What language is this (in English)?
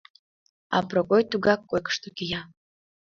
Mari